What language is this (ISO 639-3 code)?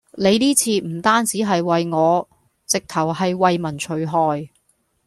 yue